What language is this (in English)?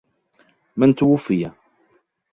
Arabic